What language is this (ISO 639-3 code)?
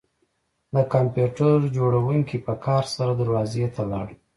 pus